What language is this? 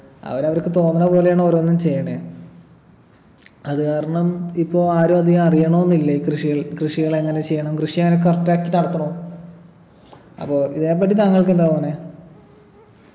Malayalam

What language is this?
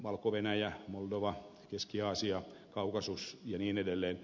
Finnish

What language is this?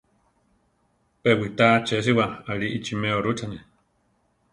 Central Tarahumara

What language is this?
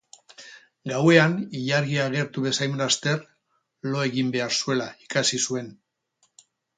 Basque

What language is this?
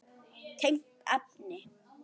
Icelandic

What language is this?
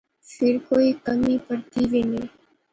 Pahari-Potwari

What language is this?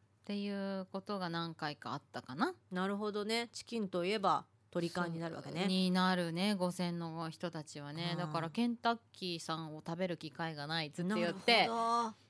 Japanese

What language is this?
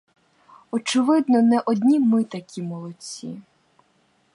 Ukrainian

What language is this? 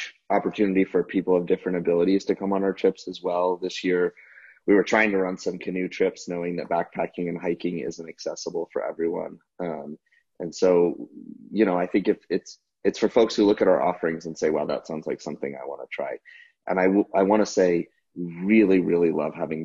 English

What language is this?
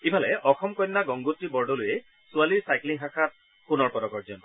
Assamese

